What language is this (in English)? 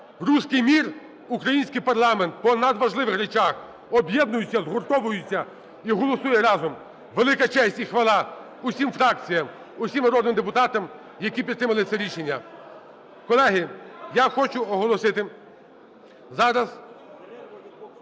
Ukrainian